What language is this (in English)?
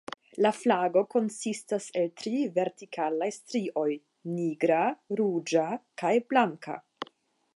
Esperanto